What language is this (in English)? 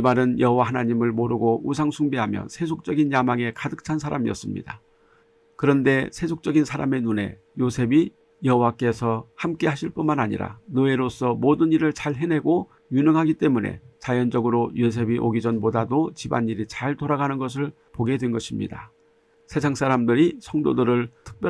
Korean